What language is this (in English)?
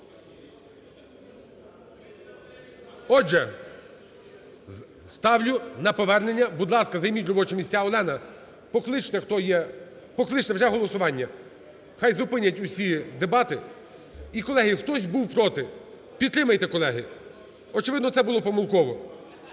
Ukrainian